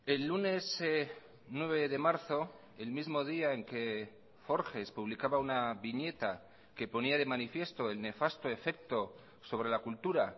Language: Spanish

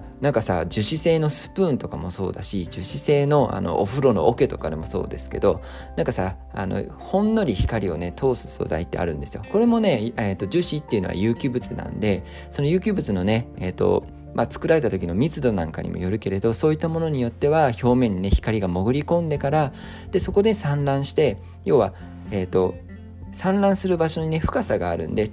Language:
Japanese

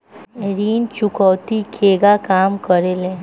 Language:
Bhojpuri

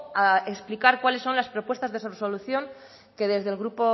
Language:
Spanish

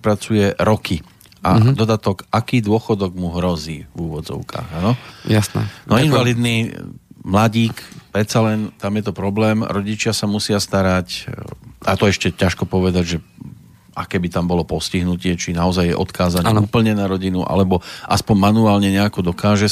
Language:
Slovak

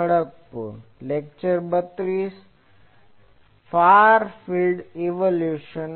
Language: Gujarati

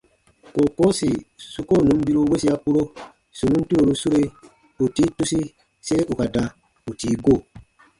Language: Baatonum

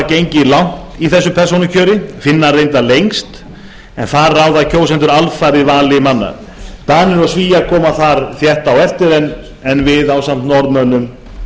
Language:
Icelandic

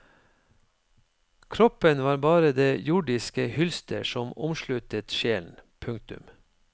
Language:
Norwegian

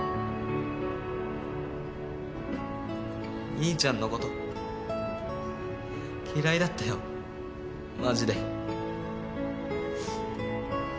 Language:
Japanese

